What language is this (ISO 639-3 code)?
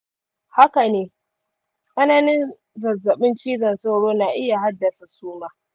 hau